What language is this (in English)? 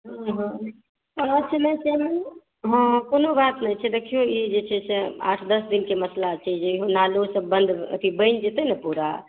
Maithili